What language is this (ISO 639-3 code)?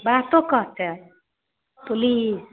mai